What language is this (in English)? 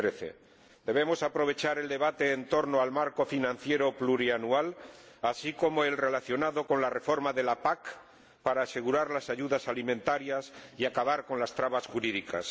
Spanish